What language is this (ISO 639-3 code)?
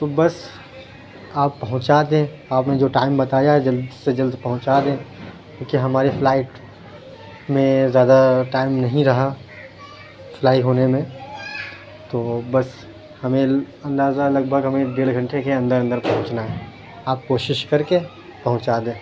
urd